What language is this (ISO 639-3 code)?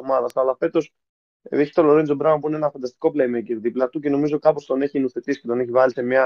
ell